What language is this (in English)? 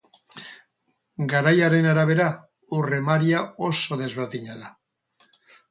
Basque